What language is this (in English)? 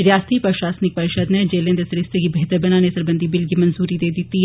Dogri